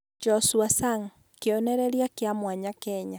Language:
Kikuyu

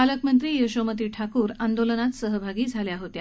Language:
Marathi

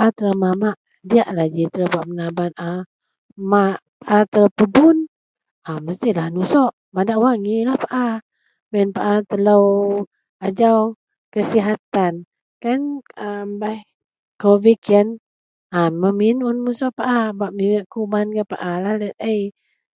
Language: Central Melanau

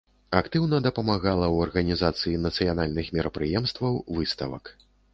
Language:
Belarusian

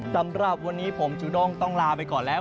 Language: Thai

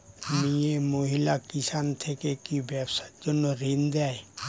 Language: Bangla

